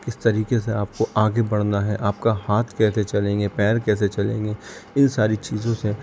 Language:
Urdu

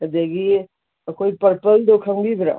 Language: Manipuri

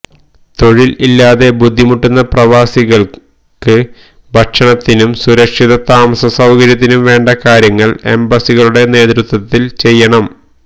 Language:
Malayalam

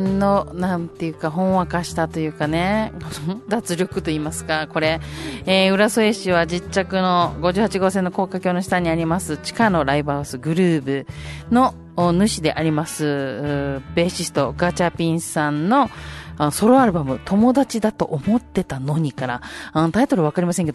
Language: Japanese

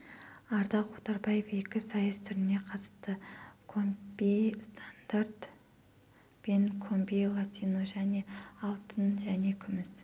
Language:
Kazakh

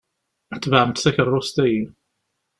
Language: Kabyle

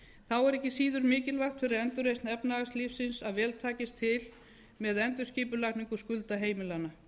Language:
Icelandic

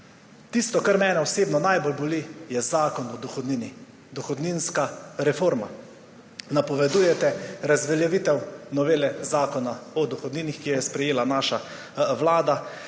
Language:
Slovenian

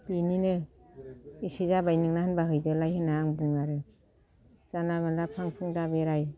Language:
Bodo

